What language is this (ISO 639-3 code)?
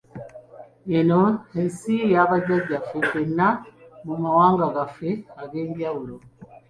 lug